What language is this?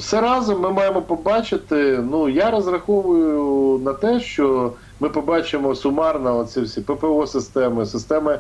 Ukrainian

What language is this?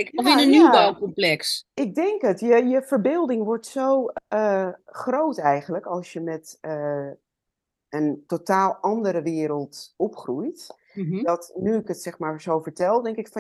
Dutch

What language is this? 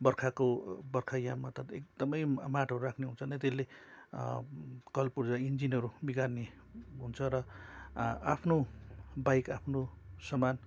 Nepali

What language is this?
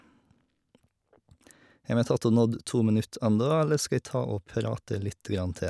Norwegian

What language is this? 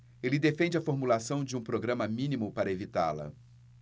Portuguese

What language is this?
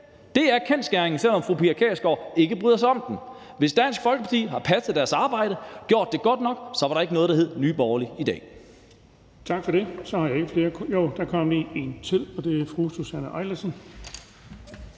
Danish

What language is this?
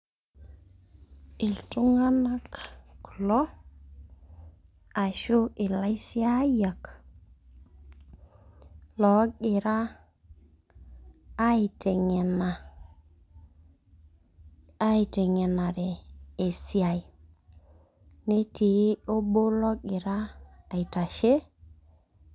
Masai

